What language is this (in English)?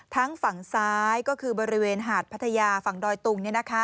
Thai